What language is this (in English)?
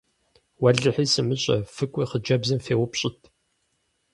Kabardian